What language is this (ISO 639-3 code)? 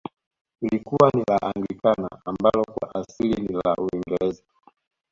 swa